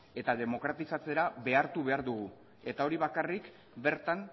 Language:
Basque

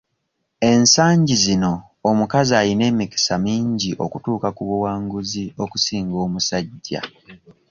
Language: Ganda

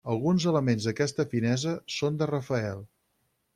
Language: Catalan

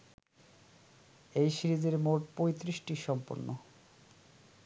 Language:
Bangla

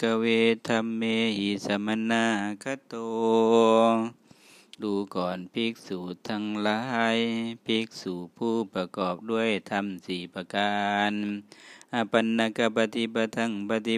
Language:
Thai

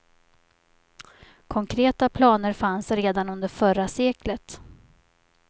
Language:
Swedish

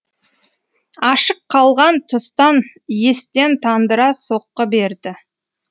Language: Kazakh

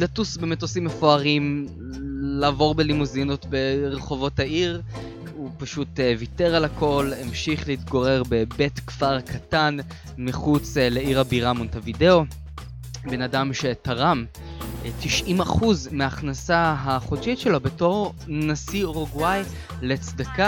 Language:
Hebrew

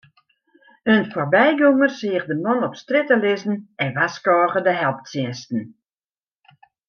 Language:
Western Frisian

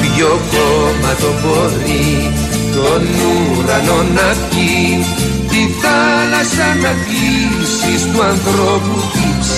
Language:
Greek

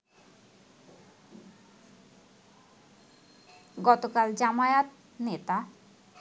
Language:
Bangla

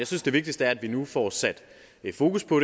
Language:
Danish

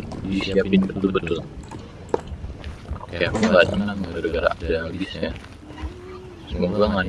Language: Indonesian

